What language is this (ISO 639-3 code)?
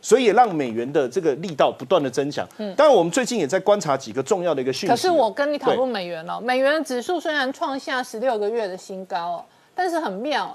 zho